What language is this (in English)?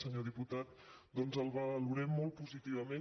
Catalan